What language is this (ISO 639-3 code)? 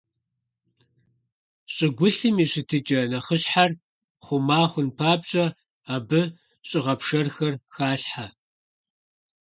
kbd